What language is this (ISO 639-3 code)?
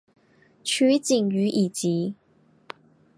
zho